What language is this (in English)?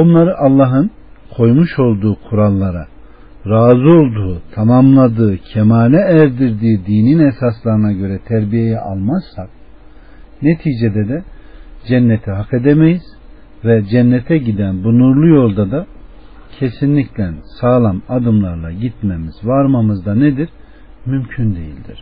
Turkish